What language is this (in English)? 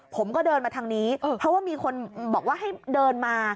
Thai